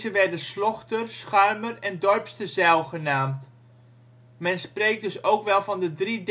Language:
Dutch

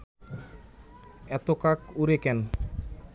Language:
Bangla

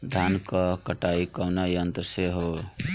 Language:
Bhojpuri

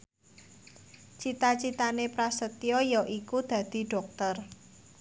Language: Javanese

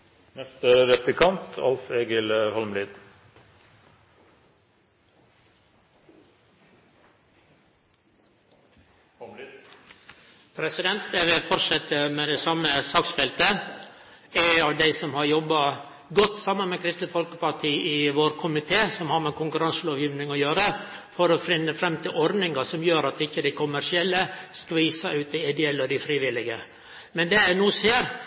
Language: Norwegian Nynorsk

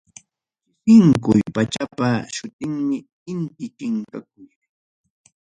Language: Ayacucho Quechua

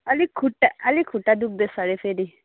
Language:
Nepali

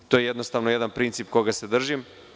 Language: Serbian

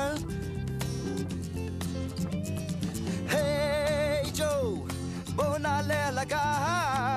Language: Hebrew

